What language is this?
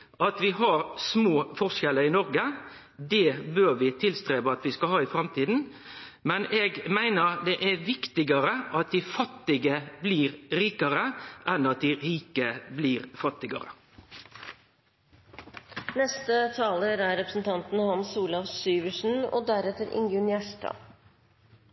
Norwegian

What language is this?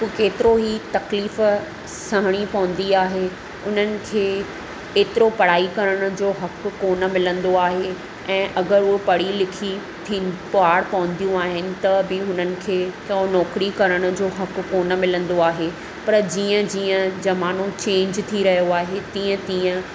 Sindhi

